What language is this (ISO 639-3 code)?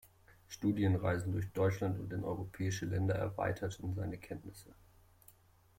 deu